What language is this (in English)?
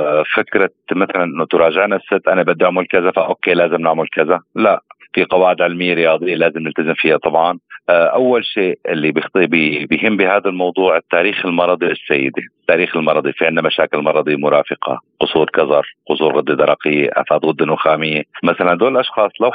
Arabic